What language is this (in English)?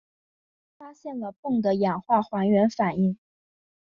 Chinese